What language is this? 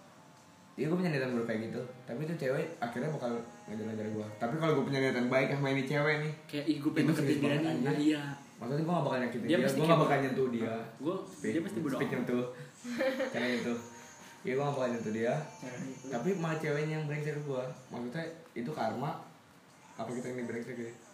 Indonesian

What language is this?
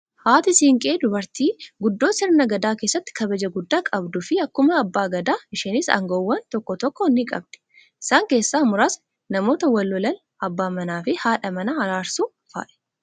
Oromo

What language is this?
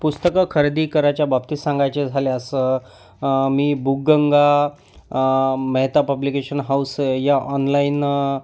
Marathi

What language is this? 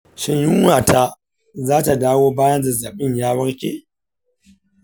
Hausa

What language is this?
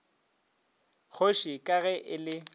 Northern Sotho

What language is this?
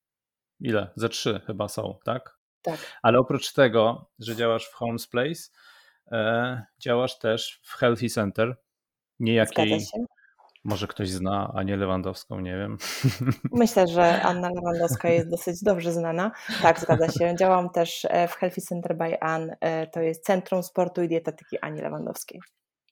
Polish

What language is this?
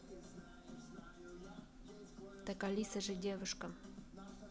Russian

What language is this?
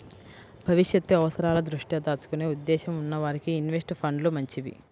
Telugu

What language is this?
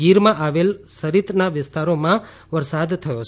Gujarati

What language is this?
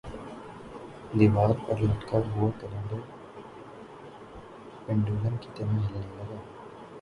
Urdu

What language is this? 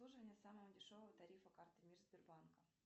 Russian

